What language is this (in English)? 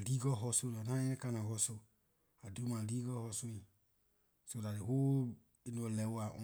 Liberian English